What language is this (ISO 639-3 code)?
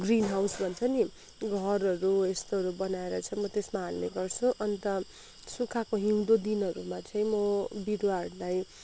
nep